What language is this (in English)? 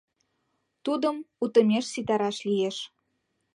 Mari